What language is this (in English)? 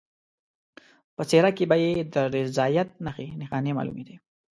Pashto